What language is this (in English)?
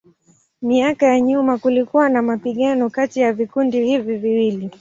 Swahili